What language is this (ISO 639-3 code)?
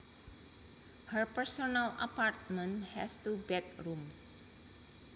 jav